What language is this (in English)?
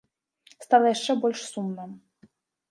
Belarusian